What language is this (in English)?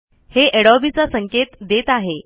Marathi